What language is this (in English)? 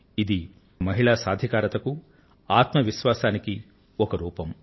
Telugu